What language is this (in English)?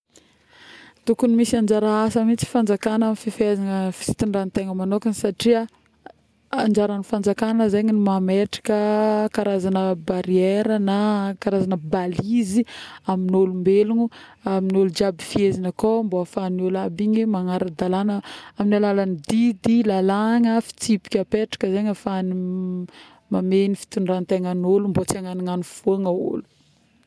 Northern Betsimisaraka Malagasy